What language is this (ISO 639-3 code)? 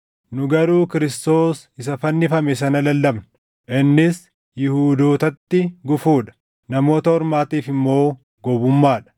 orm